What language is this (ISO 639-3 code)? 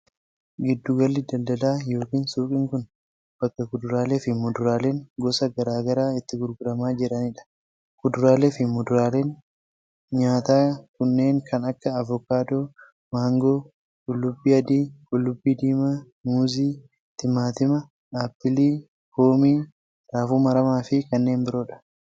orm